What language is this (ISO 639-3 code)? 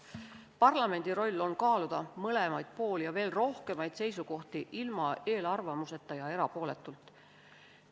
est